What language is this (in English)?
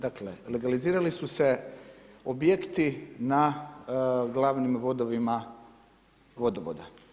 Croatian